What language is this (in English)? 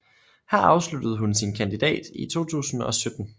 Danish